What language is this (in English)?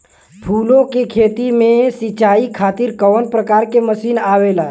Bhojpuri